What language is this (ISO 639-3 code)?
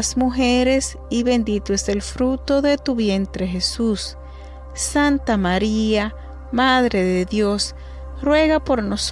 spa